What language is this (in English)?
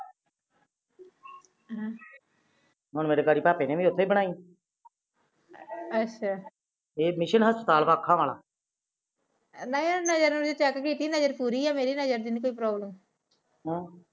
Punjabi